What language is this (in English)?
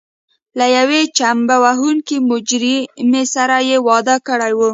Pashto